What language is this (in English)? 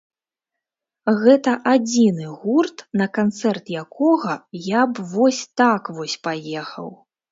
Belarusian